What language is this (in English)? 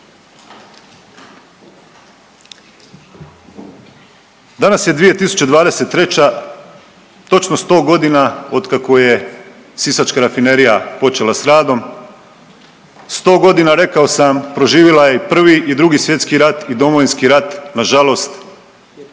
Croatian